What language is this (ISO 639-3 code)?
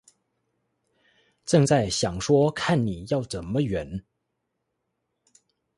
zho